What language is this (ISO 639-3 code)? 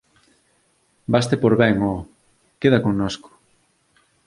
glg